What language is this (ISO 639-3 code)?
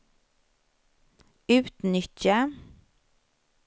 swe